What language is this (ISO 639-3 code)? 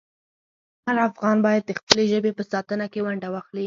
pus